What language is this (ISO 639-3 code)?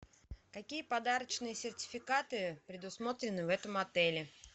rus